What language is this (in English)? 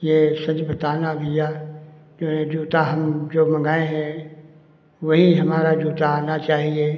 Hindi